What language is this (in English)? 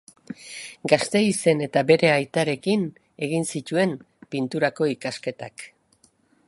Basque